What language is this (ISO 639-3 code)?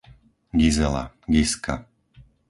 slk